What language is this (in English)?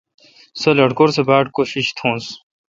Kalkoti